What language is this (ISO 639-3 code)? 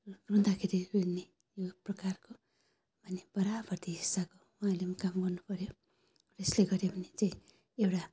nep